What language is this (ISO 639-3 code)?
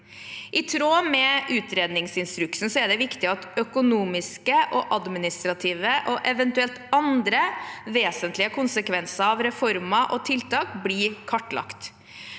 nor